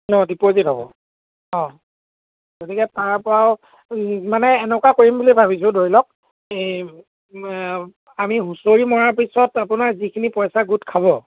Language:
Assamese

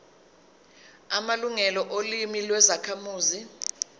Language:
Zulu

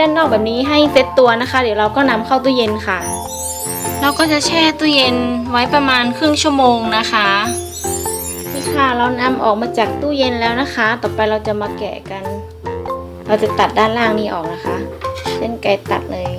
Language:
Thai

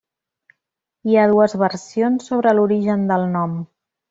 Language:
Catalan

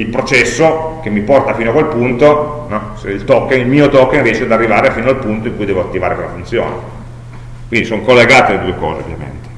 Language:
Italian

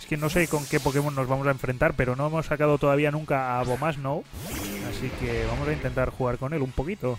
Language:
Spanish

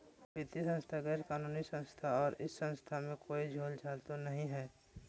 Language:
Magahi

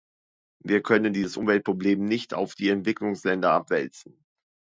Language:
German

